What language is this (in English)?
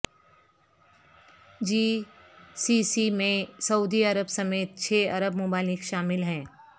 Urdu